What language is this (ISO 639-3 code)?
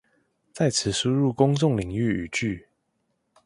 zho